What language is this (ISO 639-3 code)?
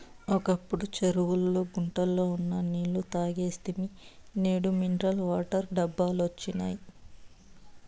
tel